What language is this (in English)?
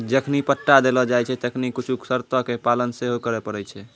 Maithili